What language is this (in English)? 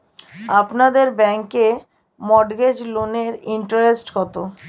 Bangla